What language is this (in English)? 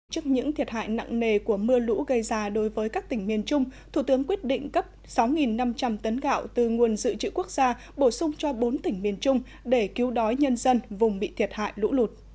Vietnamese